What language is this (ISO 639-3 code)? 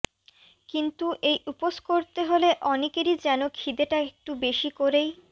ben